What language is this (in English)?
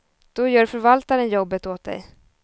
Swedish